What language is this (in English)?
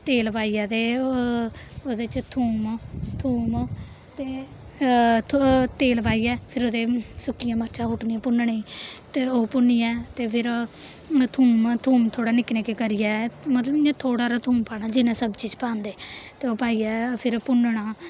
Dogri